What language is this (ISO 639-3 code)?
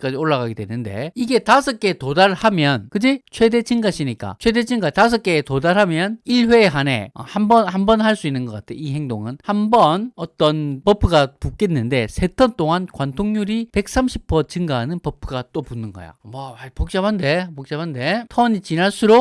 kor